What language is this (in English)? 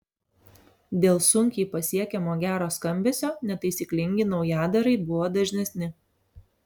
Lithuanian